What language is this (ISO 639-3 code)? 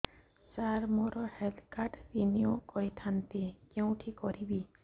ori